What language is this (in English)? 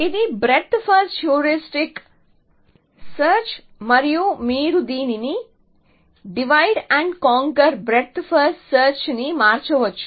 Telugu